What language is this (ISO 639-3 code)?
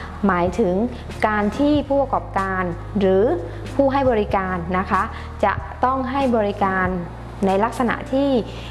tha